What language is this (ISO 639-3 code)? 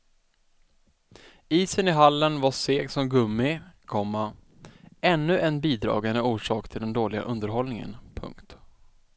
swe